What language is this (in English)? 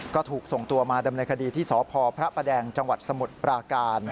Thai